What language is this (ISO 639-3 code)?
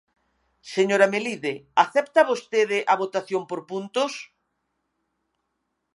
glg